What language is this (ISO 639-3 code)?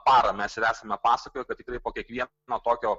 lit